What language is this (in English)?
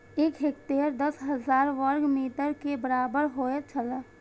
Maithili